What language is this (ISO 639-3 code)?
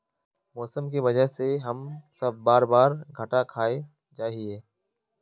mag